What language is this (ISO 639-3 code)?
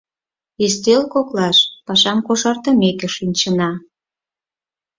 chm